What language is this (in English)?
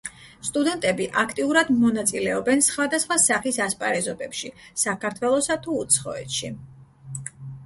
Georgian